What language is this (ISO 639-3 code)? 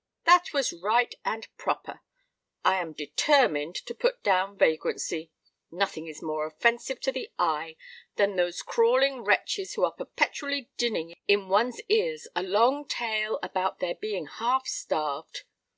eng